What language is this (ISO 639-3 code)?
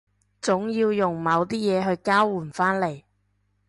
yue